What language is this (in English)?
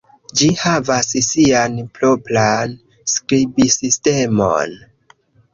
Esperanto